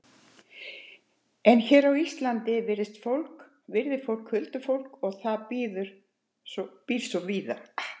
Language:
Icelandic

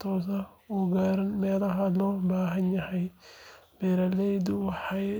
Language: Somali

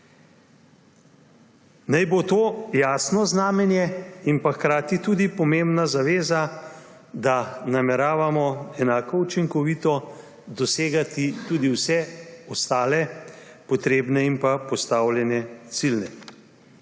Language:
Slovenian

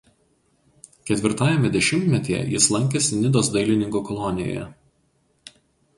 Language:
Lithuanian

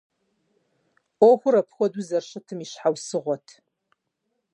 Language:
Kabardian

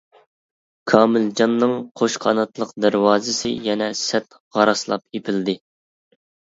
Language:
Uyghur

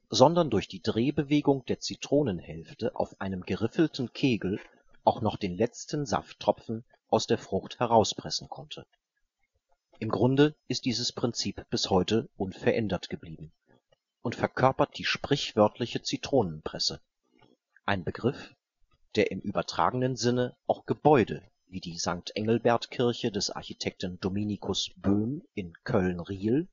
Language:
German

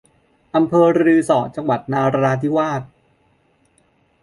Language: Thai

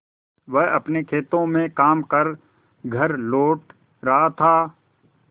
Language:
Hindi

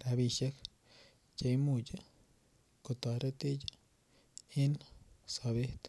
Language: Kalenjin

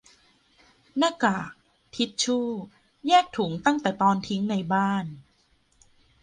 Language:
Thai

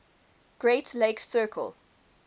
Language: English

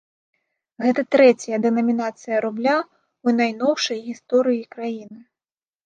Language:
Belarusian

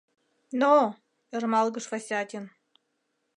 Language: Mari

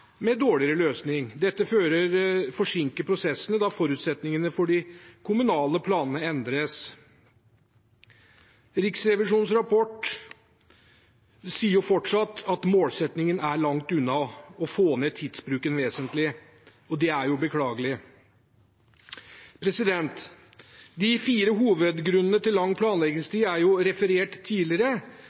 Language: Norwegian Bokmål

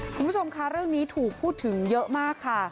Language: Thai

